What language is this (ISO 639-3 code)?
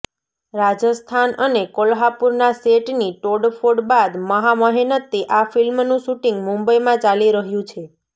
guj